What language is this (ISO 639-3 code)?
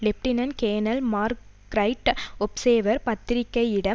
tam